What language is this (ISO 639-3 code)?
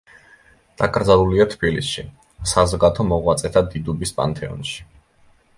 kat